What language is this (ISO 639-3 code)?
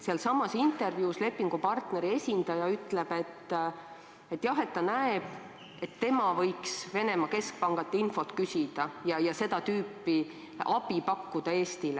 est